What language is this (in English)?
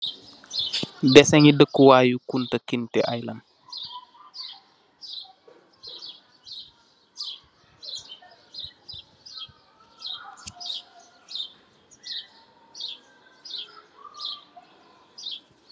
Wolof